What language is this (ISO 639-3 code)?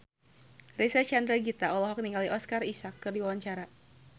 sun